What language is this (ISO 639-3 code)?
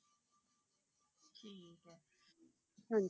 pan